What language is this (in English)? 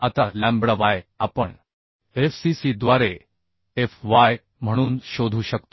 Marathi